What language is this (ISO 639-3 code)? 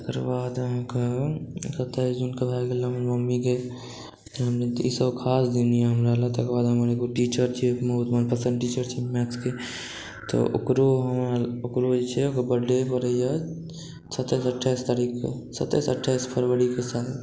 mai